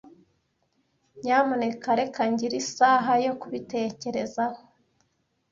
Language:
Kinyarwanda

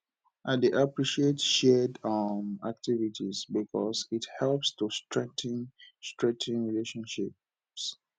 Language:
Nigerian Pidgin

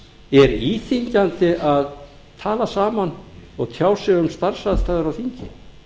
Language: Icelandic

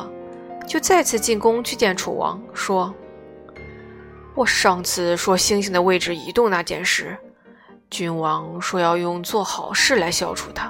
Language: Chinese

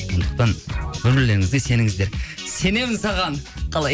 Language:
Kazakh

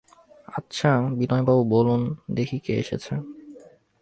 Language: Bangla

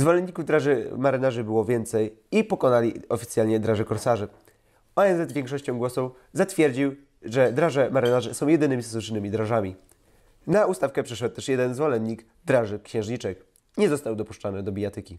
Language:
Polish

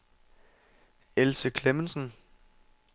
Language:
Danish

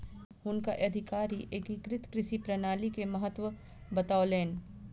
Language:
Maithili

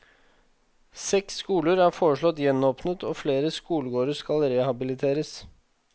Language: Norwegian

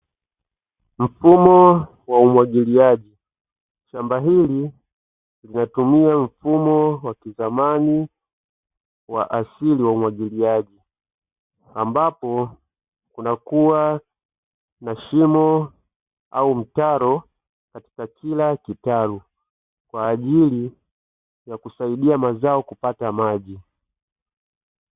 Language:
Swahili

